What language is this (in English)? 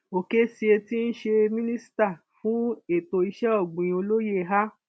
Yoruba